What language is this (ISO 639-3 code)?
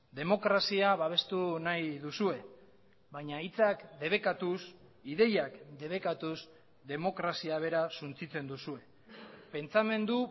eus